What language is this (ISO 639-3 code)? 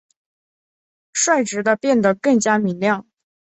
zho